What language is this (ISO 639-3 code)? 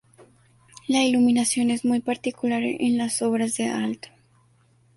spa